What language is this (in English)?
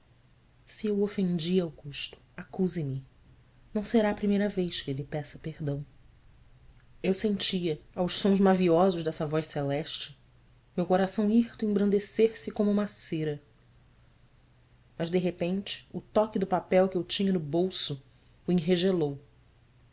Portuguese